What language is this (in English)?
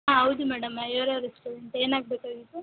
Kannada